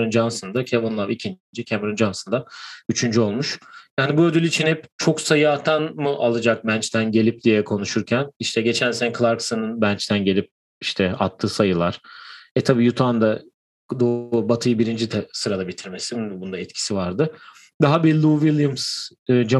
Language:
Turkish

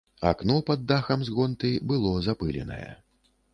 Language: Belarusian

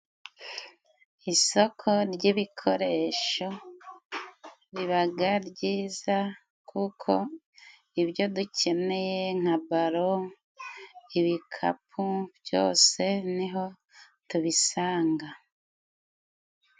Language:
Kinyarwanda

